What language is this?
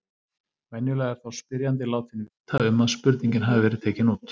Icelandic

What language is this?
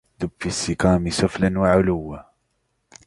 Arabic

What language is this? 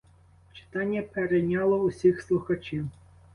Ukrainian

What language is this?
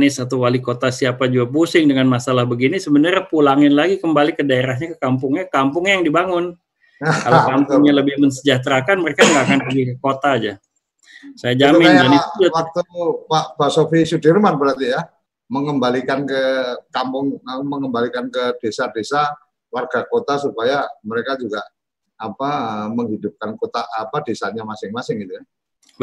Indonesian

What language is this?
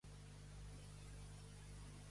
Catalan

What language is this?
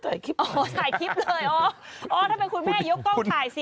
Thai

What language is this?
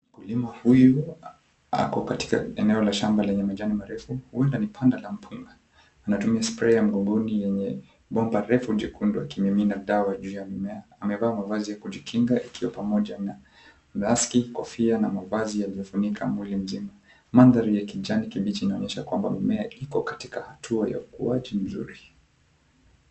Swahili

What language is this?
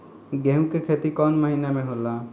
Bhojpuri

